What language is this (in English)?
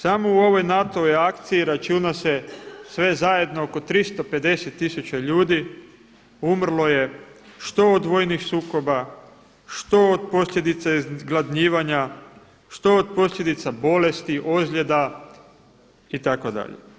Croatian